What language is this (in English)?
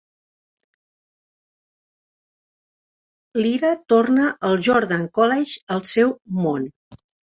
Catalan